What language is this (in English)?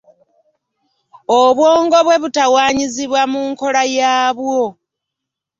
Ganda